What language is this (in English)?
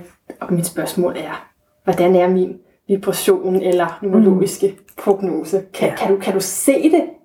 Danish